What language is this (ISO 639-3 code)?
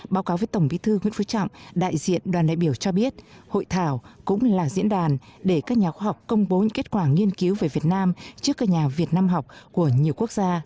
vie